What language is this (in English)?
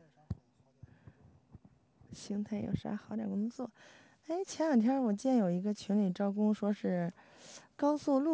Chinese